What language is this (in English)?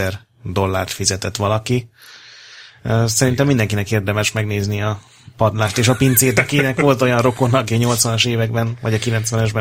Hungarian